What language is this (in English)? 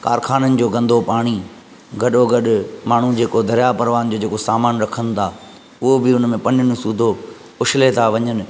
Sindhi